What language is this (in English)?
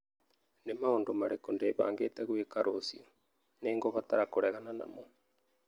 Kikuyu